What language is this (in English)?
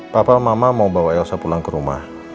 Indonesian